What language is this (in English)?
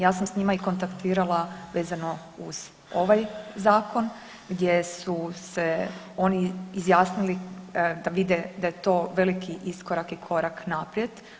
Croatian